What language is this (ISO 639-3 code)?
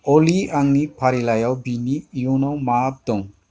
brx